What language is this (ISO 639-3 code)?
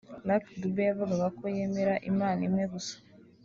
kin